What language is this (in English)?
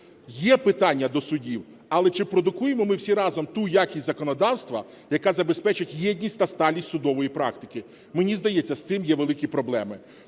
Ukrainian